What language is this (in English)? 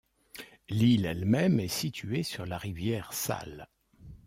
French